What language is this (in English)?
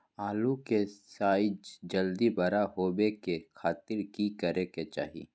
Magahi